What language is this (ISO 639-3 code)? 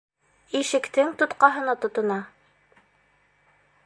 bak